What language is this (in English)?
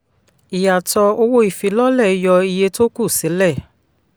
Yoruba